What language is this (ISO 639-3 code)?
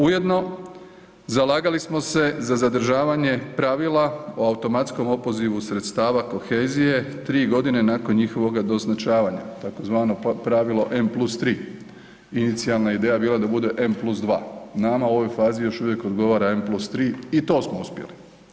hrv